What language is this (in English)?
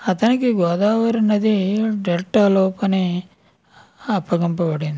Telugu